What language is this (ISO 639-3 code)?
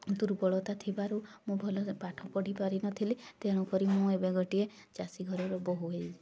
ori